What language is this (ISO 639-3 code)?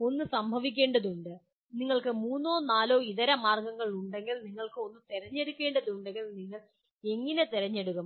mal